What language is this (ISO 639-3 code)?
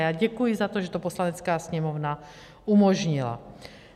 ces